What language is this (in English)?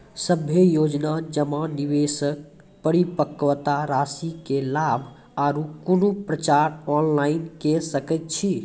Maithili